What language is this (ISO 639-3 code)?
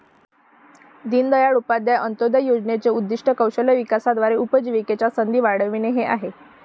mar